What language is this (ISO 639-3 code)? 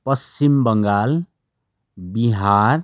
nep